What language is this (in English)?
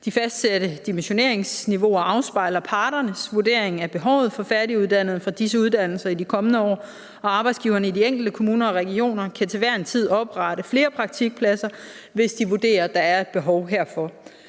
Danish